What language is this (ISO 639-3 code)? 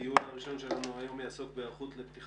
heb